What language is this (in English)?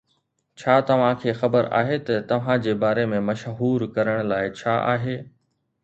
Sindhi